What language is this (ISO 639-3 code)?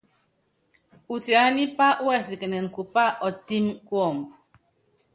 yav